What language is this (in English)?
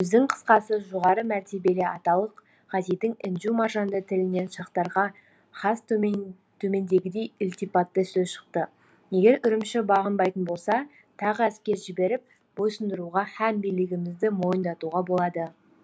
Kazakh